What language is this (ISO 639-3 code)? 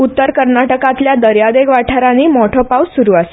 kok